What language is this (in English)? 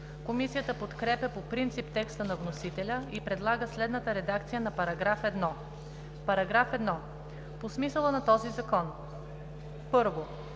Bulgarian